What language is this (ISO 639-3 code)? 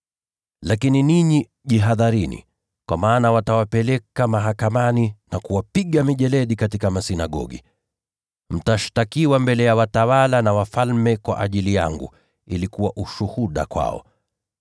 swa